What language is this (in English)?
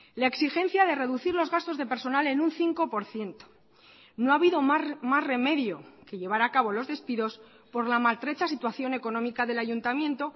Spanish